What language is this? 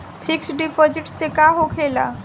Bhojpuri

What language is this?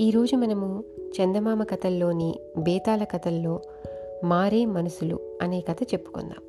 Telugu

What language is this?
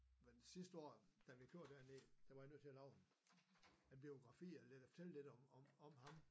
Danish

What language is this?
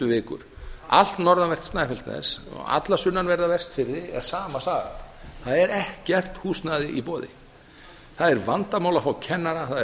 Icelandic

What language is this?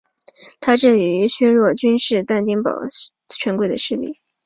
Chinese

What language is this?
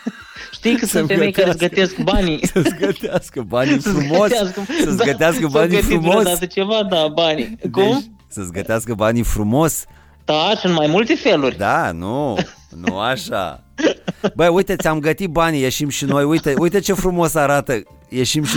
Romanian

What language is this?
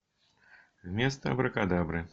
Russian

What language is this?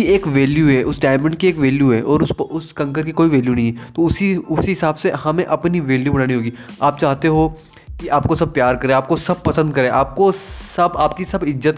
Hindi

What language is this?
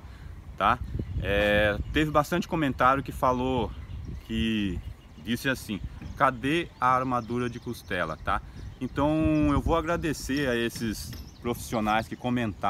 Portuguese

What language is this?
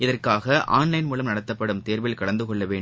Tamil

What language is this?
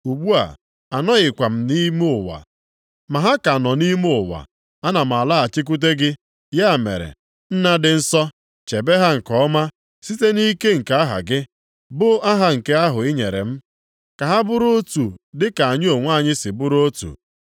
Igbo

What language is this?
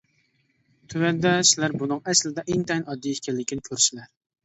Uyghur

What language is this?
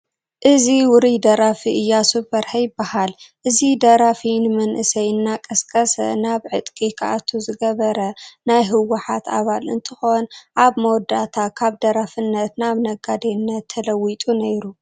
Tigrinya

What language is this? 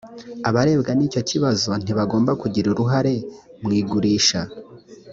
Kinyarwanda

